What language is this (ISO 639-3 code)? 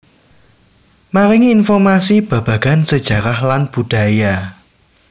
jav